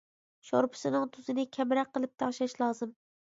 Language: Uyghur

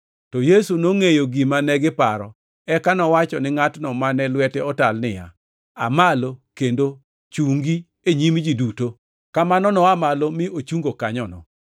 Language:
Luo (Kenya and Tanzania)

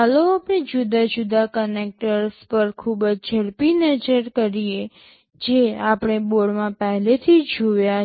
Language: Gujarati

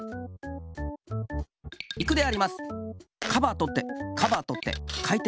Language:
Japanese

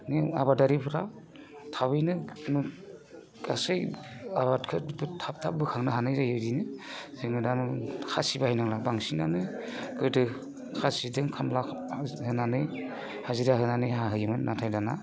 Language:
Bodo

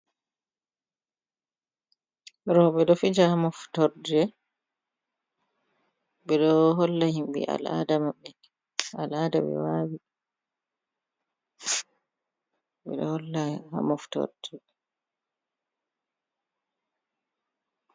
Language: Fula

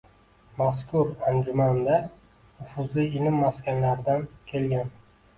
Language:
Uzbek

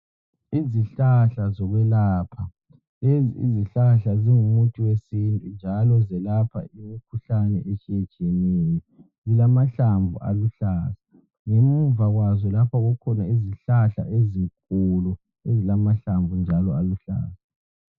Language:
North Ndebele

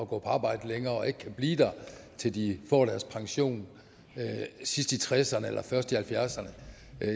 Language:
Danish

